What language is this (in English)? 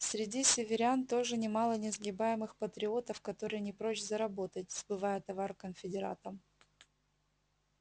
Russian